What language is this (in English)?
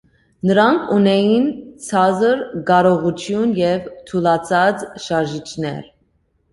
Armenian